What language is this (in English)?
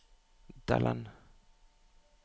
Norwegian